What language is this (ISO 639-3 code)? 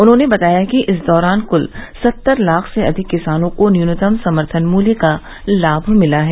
hin